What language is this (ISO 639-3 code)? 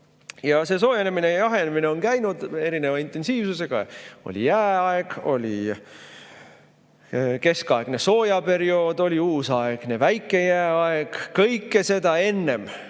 est